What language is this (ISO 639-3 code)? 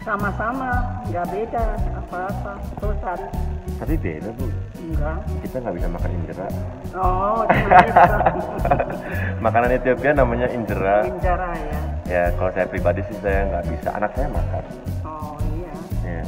ind